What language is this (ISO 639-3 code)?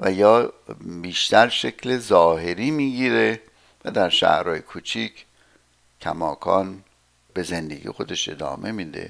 fas